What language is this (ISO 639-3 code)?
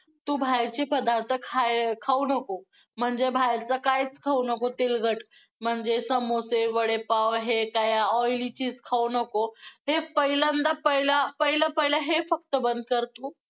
mar